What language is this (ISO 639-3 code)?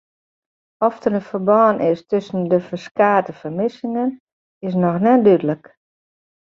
fry